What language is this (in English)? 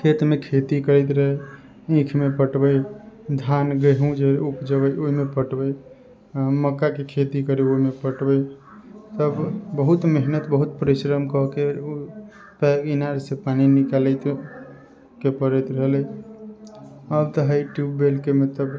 Maithili